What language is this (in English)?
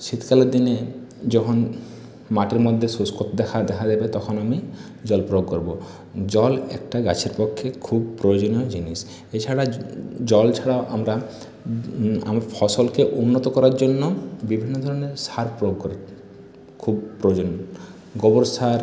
Bangla